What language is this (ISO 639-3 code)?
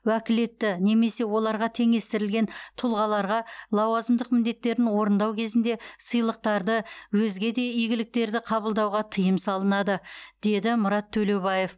kaz